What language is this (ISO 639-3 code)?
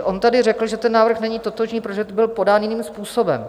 ces